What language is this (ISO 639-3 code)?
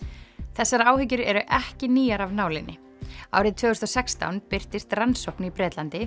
isl